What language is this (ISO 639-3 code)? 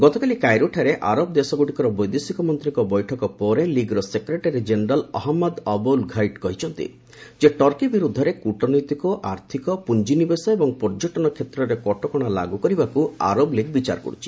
ori